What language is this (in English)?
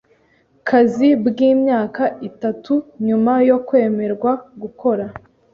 Kinyarwanda